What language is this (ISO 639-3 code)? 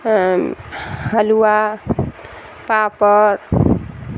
urd